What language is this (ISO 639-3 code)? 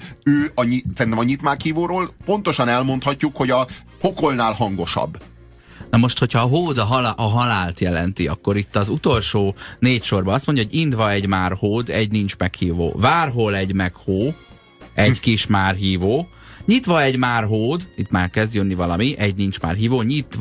hun